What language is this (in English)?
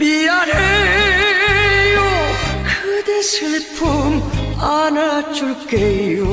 Korean